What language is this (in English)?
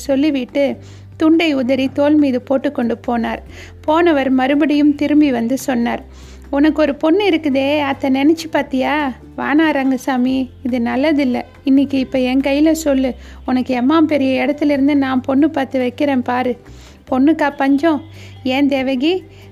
Tamil